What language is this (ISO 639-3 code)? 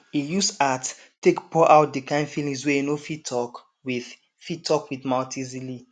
pcm